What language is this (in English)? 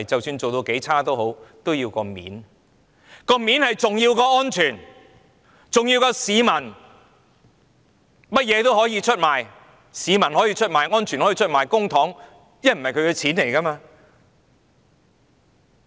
Cantonese